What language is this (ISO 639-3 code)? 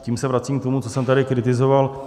ces